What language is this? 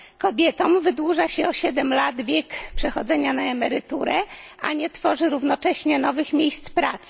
Polish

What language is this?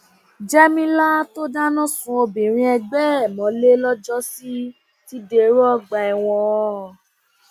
Yoruba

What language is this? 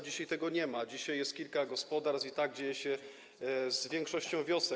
Polish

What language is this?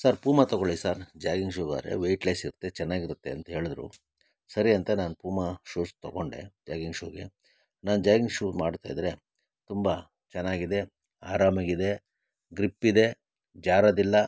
Kannada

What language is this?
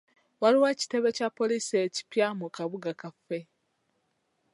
Ganda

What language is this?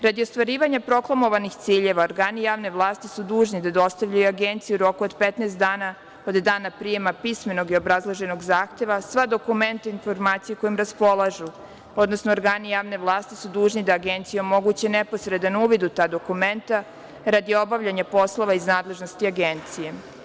Serbian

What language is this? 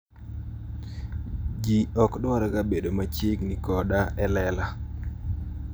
Luo (Kenya and Tanzania)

